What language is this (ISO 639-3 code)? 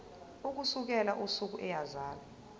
zul